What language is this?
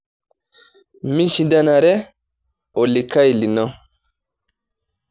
Masai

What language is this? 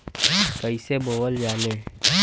Bhojpuri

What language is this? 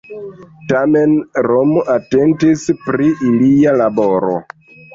Esperanto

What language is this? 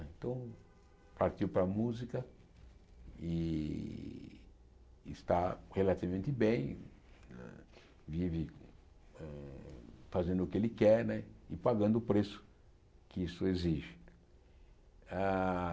Portuguese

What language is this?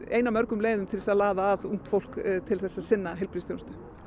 Icelandic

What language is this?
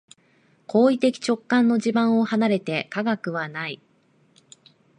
Japanese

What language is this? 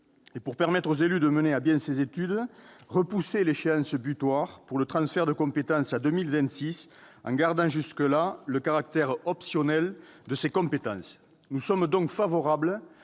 French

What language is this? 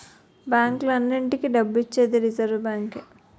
Telugu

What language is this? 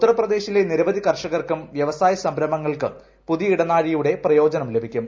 Malayalam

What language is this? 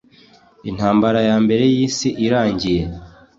Kinyarwanda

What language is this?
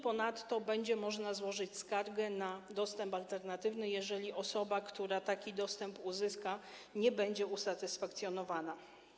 Polish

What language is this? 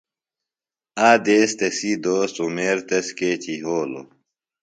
Phalura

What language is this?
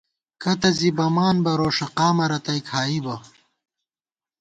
Gawar-Bati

